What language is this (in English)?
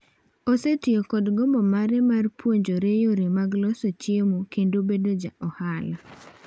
Luo (Kenya and Tanzania)